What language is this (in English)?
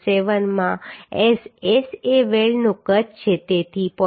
Gujarati